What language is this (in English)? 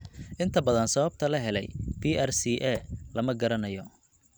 Somali